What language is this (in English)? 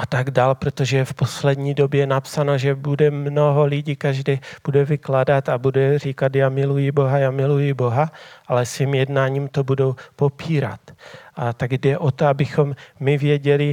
Czech